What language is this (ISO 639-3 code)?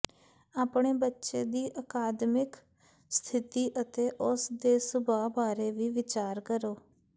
pan